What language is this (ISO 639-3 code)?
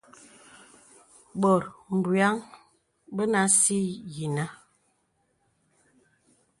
beb